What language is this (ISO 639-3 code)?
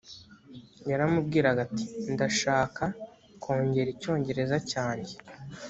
kin